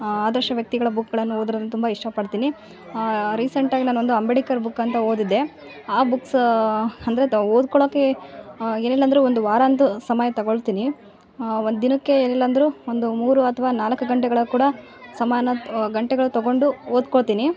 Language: Kannada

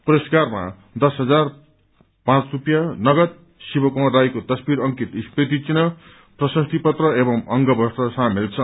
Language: Nepali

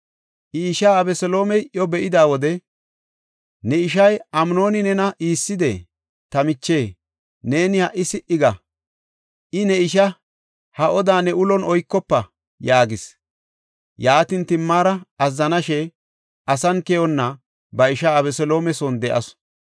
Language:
Gofa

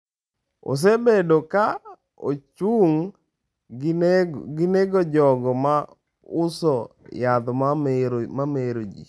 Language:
Luo (Kenya and Tanzania)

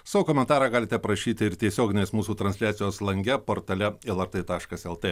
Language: Lithuanian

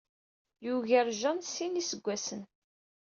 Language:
Kabyle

